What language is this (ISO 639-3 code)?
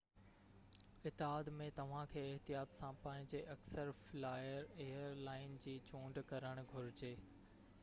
snd